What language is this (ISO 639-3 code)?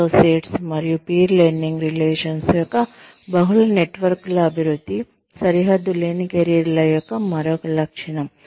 tel